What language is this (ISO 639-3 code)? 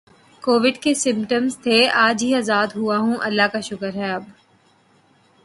urd